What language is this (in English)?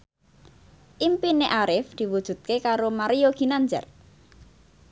Javanese